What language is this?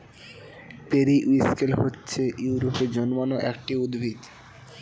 Bangla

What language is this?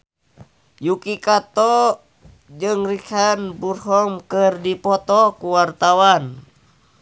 Sundanese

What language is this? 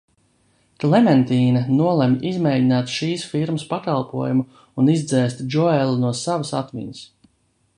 Latvian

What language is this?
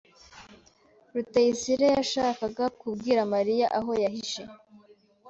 Kinyarwanda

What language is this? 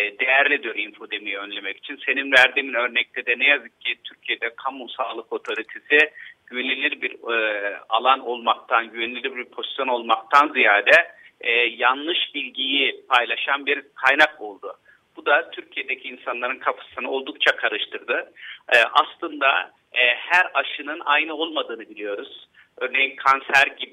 Turkish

